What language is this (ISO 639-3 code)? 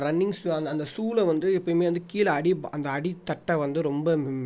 tam